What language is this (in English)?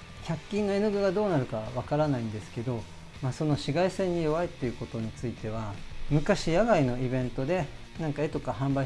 Japanese